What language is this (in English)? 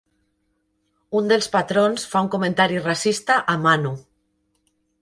Catalan